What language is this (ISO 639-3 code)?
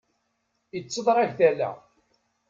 kab